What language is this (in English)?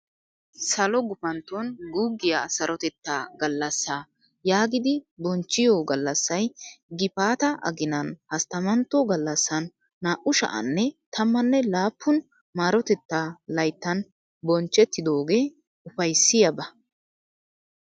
Wolaytta